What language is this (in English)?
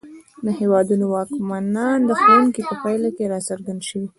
Pashto